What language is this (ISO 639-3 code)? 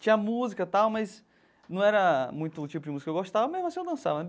por